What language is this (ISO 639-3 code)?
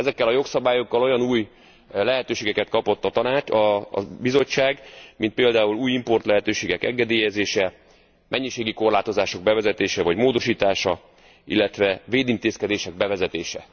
hun